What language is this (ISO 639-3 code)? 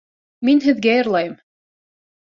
bak